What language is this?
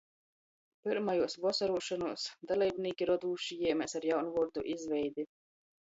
Latgalian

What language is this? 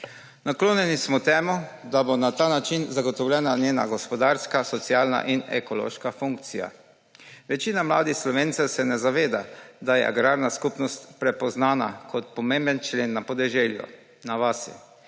Slovenian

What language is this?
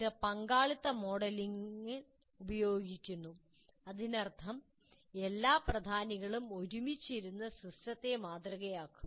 Malayalam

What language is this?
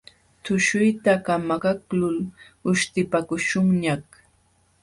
Jauja Wanca Quechua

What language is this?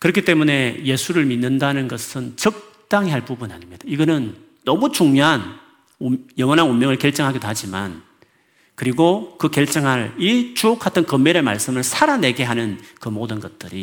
Korean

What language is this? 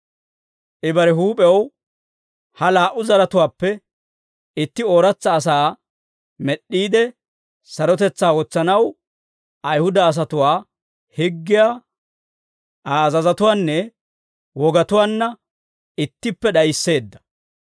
Dawro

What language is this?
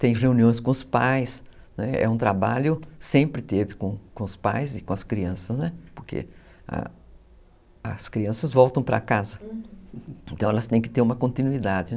Portuguese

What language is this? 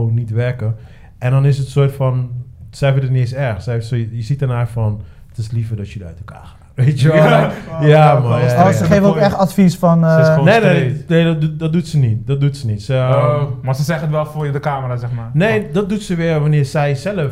Dutch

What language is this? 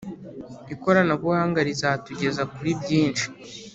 Kinyarwanda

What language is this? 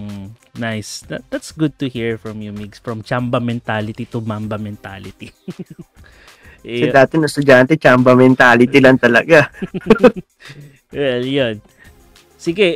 Filipino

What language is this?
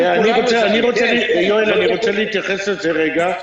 Hebrew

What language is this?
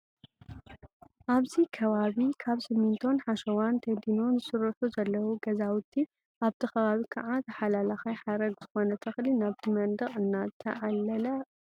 Tigrinya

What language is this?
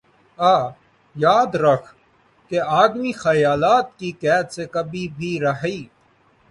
Urdu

